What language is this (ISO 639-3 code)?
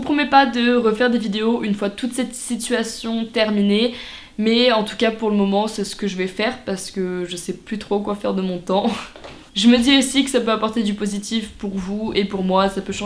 fra